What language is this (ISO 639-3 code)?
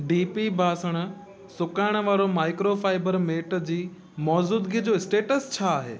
snd